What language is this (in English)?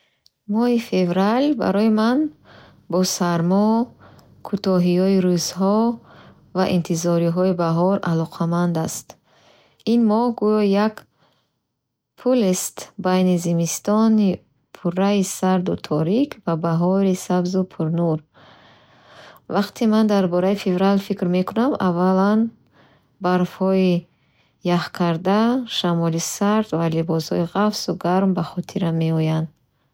Bukharic